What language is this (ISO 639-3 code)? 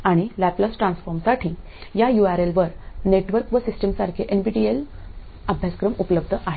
mar